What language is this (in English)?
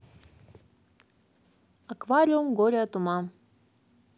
Russian